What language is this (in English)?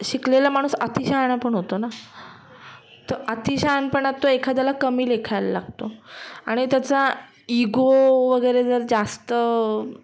Marathi